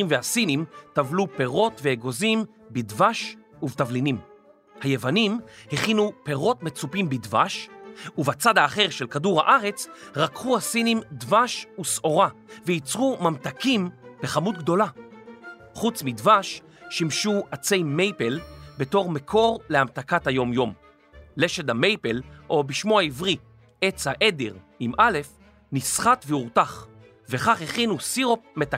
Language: Hebrew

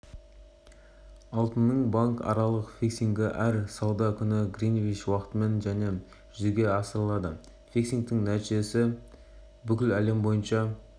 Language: Kazakh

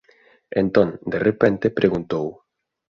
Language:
Galician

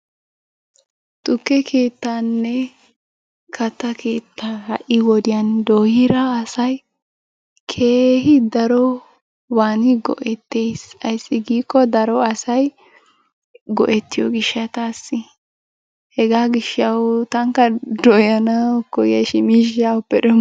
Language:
Wolaytta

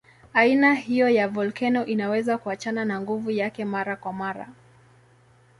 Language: Swahili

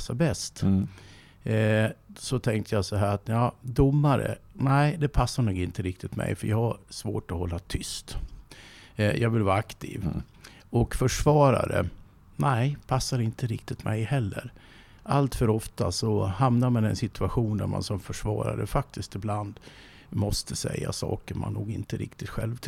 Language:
Swedish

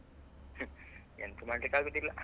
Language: Kannada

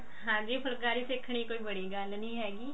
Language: Punjabi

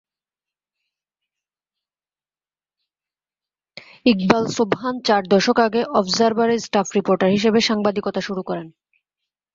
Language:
Bangla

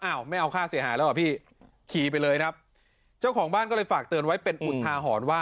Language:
Thai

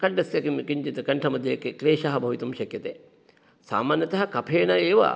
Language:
Sanskrit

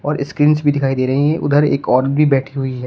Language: Hindi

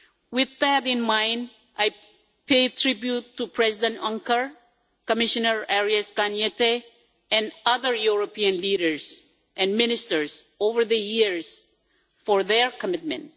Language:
English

